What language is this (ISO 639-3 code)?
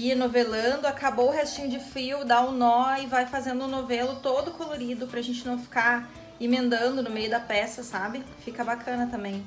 por